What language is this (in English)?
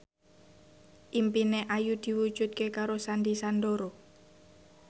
Javanese